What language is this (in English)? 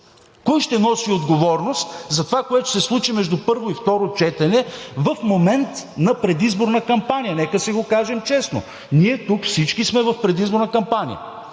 Bulgarian